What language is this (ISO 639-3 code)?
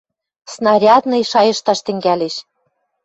mrj